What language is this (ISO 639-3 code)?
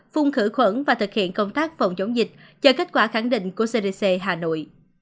vie